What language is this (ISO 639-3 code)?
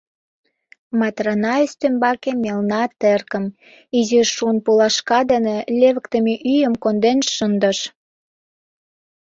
chm